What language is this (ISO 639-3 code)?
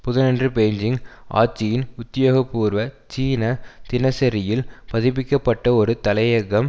tam